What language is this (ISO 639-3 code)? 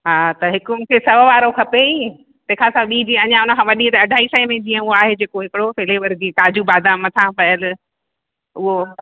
snd